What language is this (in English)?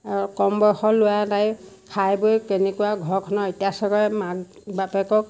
Assamese